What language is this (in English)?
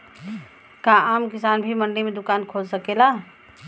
Bhojpuri